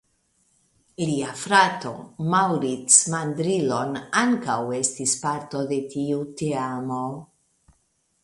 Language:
Esperanto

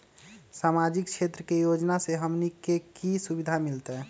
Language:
Magahi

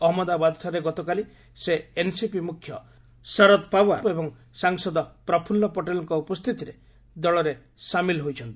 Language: Odia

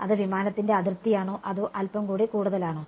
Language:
Malayalam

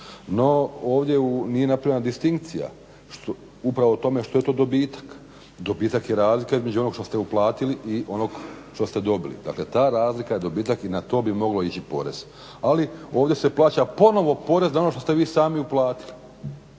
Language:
Croatian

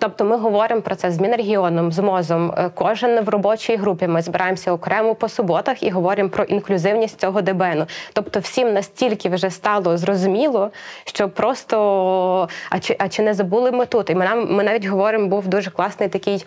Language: Ukrainian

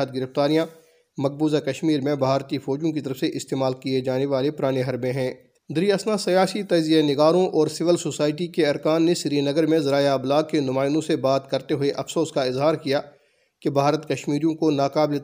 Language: Urdu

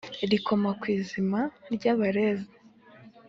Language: Kinyarwanda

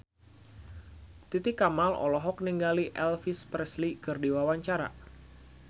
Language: Sundanese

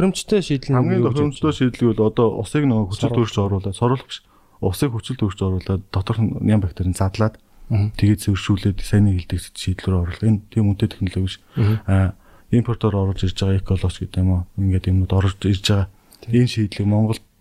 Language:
Korean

